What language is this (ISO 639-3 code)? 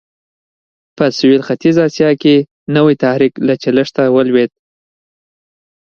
pus